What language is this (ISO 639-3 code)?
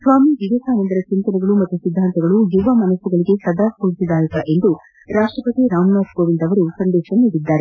kan